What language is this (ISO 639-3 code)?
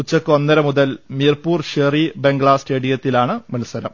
mal